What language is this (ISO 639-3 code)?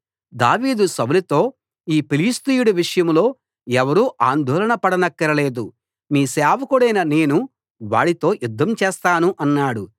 tel